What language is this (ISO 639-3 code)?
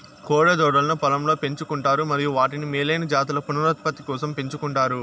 tel